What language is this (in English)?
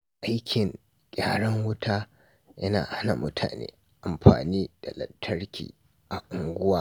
Hausa